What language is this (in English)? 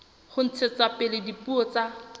Southern Sotho